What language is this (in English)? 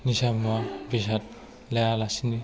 Bodo